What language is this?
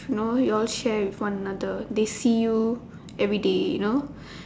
English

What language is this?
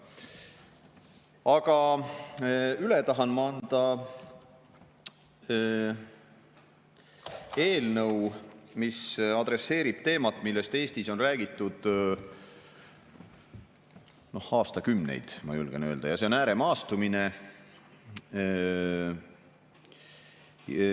Estonian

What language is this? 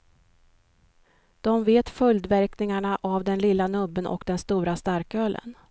Swedish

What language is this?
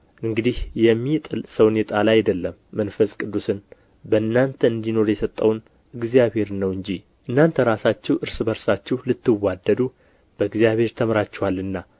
Amharic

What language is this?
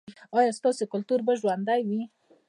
Pashto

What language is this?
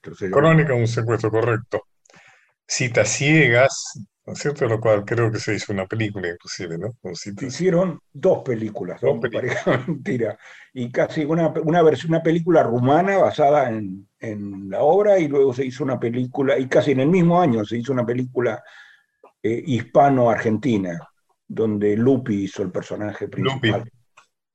Spanish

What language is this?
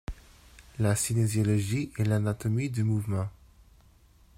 French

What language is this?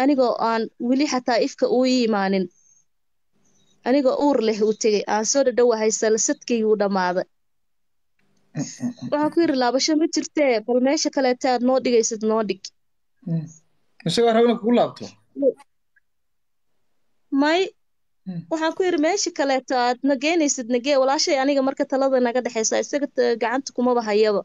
Arabic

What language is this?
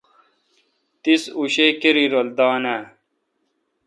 Kalkoti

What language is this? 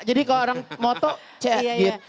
Indonesian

